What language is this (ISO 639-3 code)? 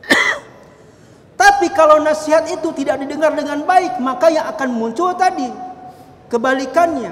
ind